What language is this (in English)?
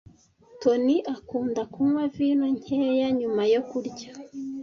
Kinyarwanda